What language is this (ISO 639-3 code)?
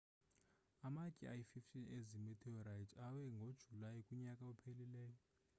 xho